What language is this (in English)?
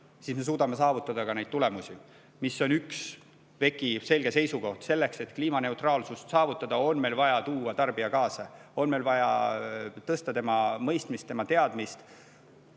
Estonian